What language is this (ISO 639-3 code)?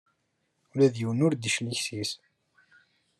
kab